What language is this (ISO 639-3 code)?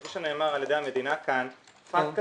heb